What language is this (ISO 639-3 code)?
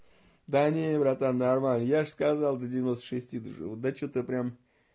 rus